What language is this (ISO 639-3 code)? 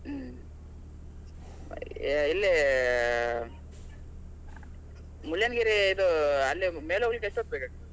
kan